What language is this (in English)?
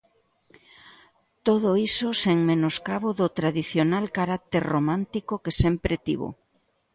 Galician